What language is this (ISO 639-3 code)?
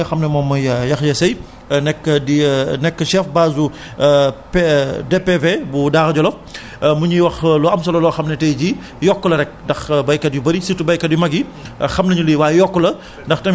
wol